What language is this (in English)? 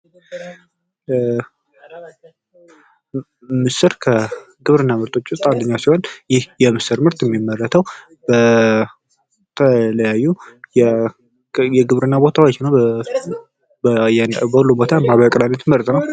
Amharic